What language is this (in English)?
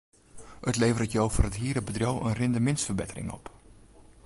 Western Frisian